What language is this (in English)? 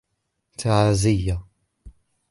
Arabic